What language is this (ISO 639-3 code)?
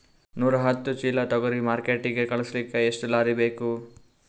kan